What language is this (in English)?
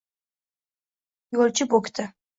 Uzbek